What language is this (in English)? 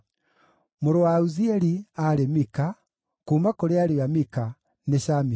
Kikuyu